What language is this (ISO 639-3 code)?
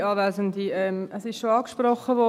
gsw